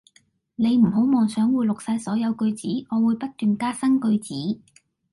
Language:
Cantonese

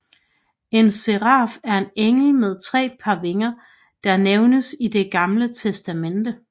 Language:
Danish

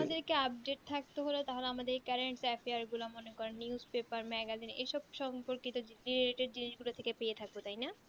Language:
Bangla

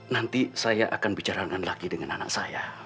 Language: Indonesian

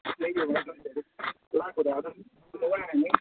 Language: Manipuri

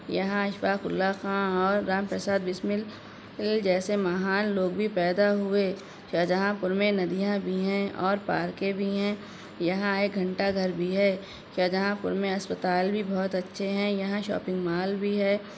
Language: Urdu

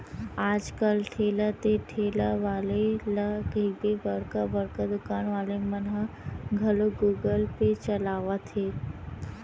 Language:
Chhattisgarhi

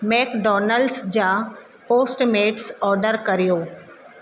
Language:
Sindhi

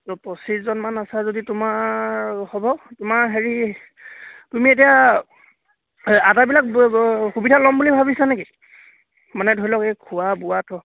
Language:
Assamese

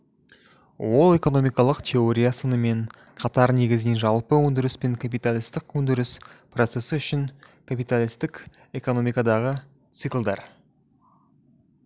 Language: Kazakh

